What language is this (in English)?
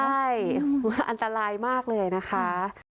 Thai